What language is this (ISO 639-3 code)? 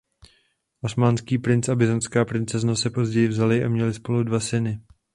ces